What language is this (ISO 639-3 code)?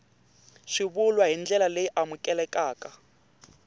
tso